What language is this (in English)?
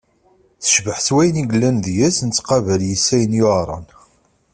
Kabyle